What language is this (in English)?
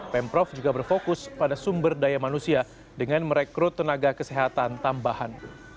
Indonesian